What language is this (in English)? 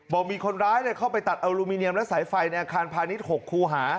Thai